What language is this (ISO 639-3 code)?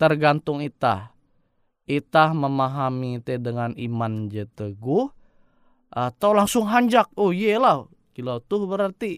ind